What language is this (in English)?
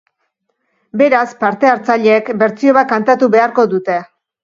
Basque